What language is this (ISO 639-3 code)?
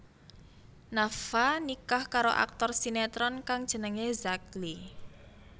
jav